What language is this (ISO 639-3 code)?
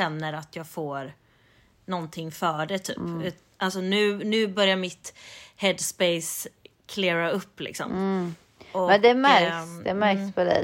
swe